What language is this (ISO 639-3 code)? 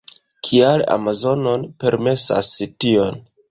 epo